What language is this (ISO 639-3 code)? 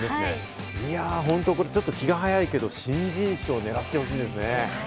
jpn